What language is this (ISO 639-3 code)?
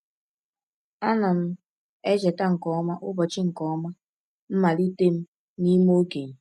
ibo